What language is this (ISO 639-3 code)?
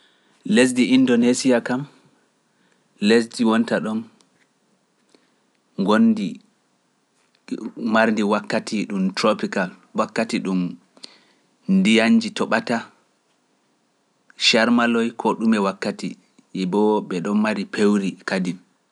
fuf